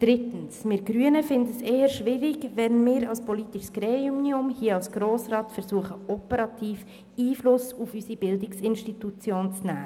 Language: Swiss German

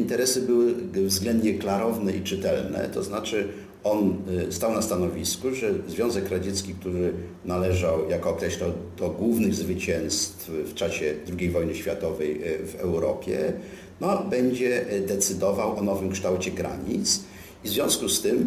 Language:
Polish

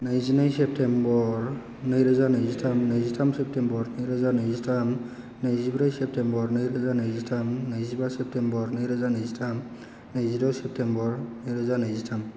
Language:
Bodo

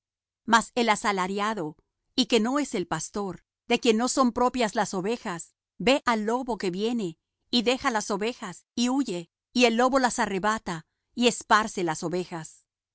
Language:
Spanish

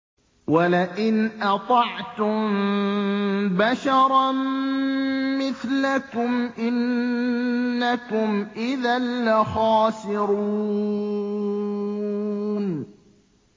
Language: Arabic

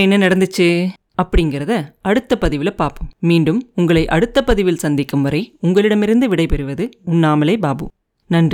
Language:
Tamil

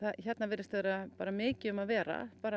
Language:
Icelandic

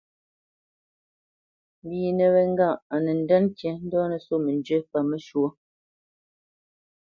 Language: Bamenyam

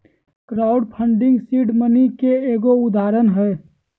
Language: Magahi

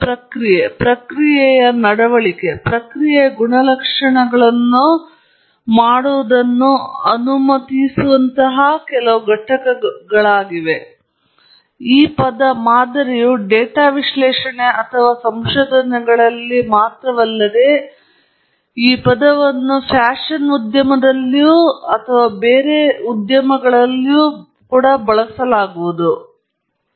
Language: Kannada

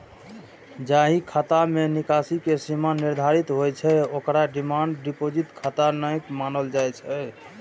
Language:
Maithili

